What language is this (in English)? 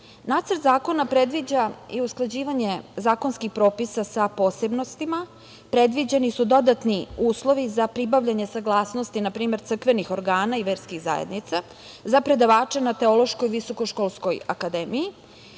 Serbian